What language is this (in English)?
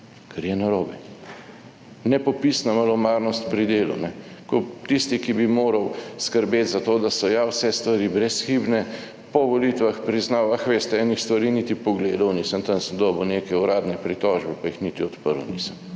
Slovenian